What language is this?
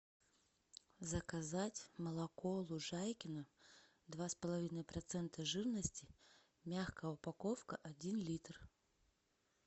Russian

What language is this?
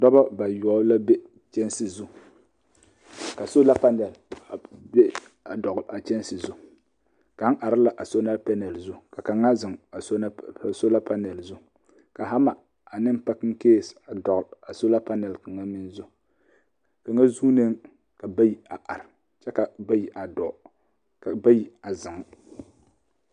Southern Dagaare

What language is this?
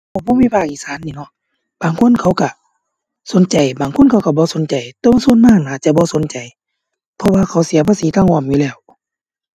Thai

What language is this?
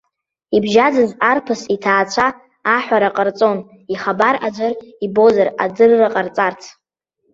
Abkhazian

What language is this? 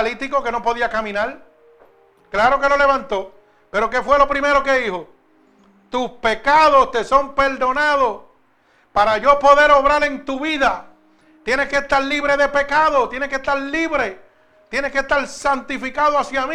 Spanish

